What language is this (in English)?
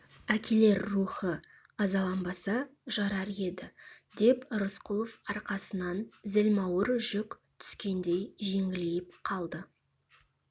Kazakh